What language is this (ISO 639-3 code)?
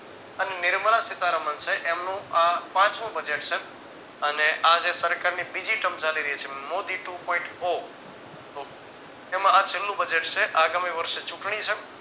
guj